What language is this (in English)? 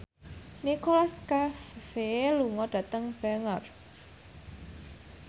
Javanese